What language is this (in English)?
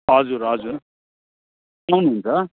Nepali